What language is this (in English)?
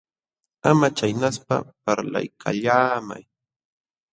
Jauja Wanca Quechua